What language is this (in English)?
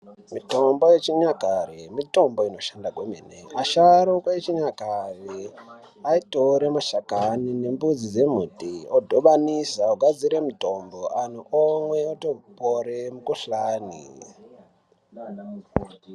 Ndau